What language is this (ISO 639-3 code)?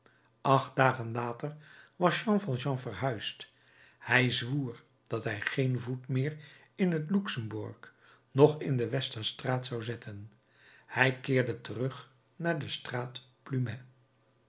nld